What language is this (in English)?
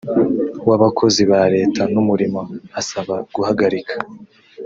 Kinyarwanda